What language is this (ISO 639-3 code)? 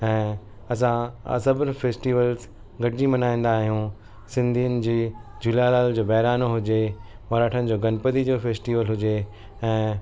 snd